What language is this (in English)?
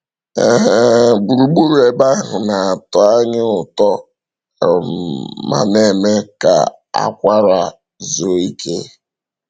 Igbo